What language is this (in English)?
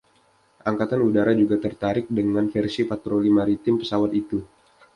Indonesian